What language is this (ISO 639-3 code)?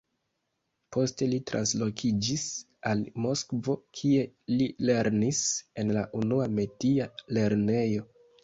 epo